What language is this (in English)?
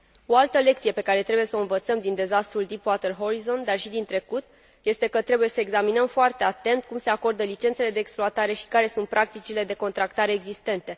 Romanian